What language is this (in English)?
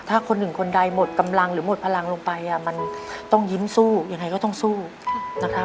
Thai